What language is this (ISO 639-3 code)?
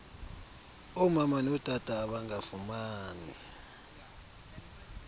xho